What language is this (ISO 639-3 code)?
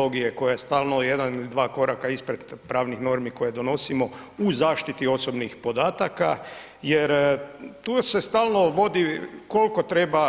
hrv